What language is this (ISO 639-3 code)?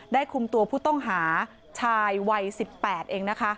tha